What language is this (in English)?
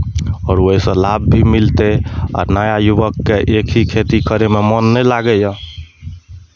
Maithili